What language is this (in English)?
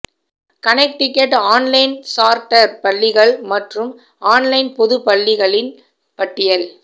Tamil